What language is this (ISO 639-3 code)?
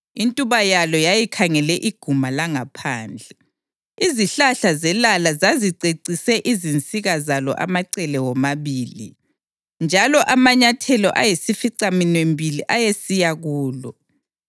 nde